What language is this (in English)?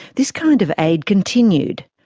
English